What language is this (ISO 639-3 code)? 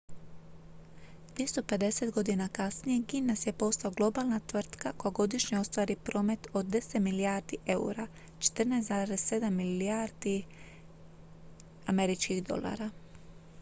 hrv